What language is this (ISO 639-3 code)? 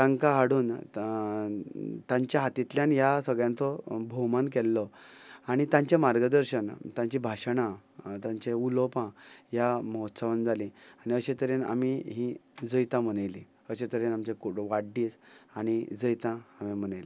kok